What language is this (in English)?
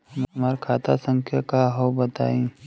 Bhojpuri